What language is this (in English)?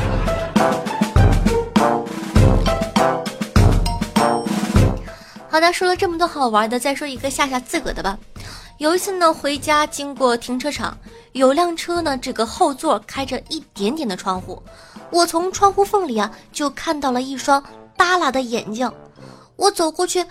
Chinese